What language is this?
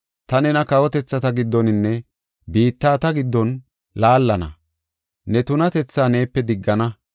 Gofa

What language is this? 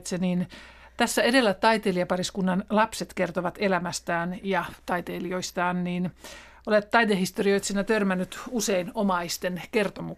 Finnish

